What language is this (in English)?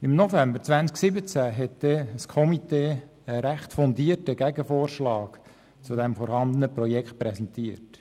Swiss German